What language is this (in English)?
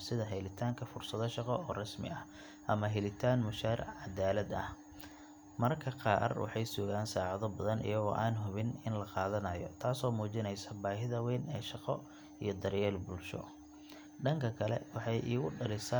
Somali